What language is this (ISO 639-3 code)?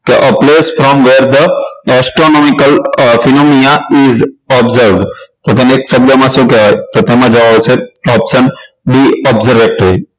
guj